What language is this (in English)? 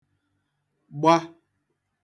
Igbo